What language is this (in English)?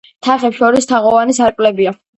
Georgian